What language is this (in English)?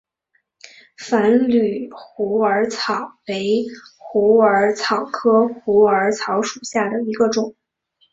Chinese